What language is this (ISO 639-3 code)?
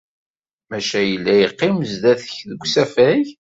kab